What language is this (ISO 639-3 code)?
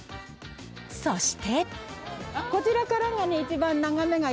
jpn